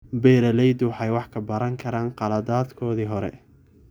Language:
Somali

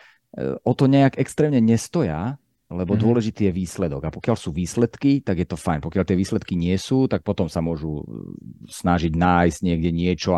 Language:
Slovak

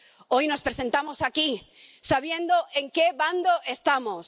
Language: Spanish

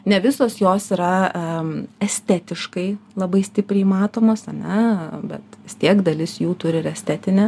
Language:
Lithuanian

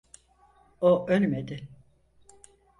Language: Turkish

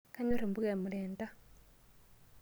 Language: Masai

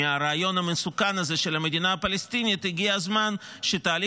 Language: Hebrew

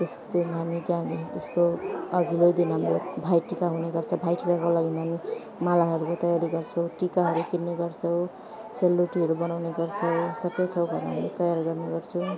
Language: Nepali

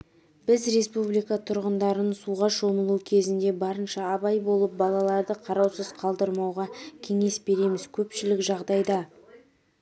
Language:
Kazakh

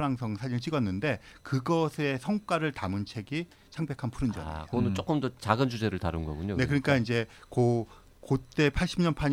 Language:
Korean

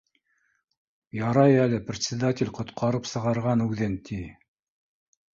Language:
Bashkir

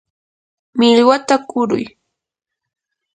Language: Yanahuanca Pasco Quechua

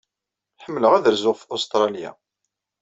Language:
Kabyle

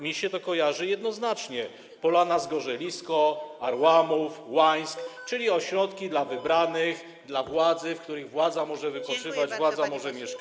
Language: Polish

